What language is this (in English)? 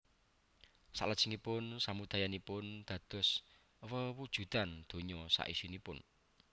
Javanese